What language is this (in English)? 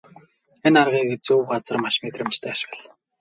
Mongolian